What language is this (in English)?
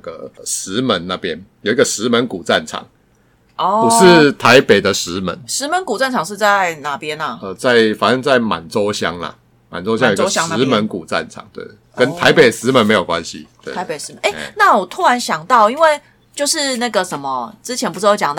Chinese